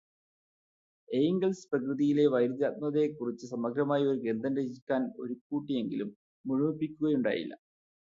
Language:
Malayalam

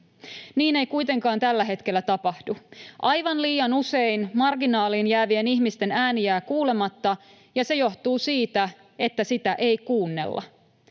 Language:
Finnish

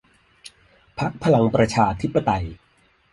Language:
Thai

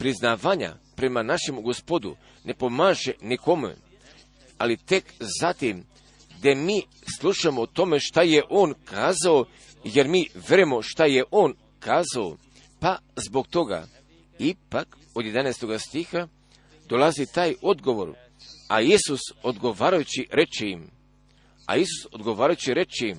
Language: Croatian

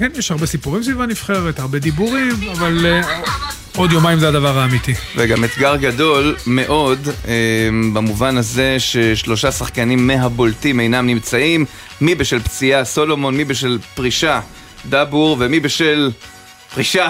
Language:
Hebrew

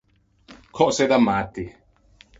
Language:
Ligurian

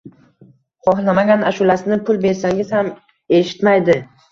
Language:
Uzbek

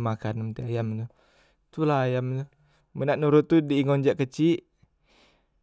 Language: Musi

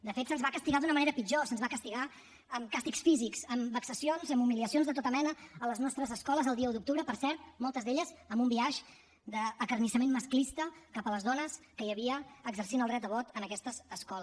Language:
Catalan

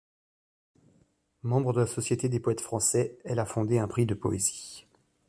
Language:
French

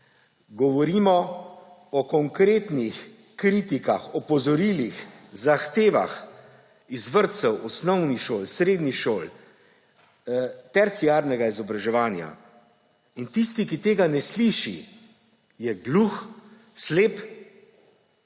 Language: Slovenian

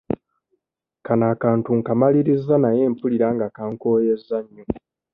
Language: Ganda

